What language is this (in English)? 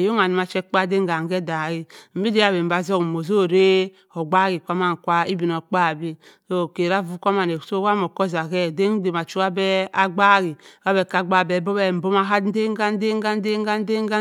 Cross River Mbembe